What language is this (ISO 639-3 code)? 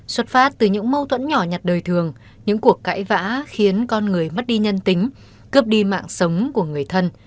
vie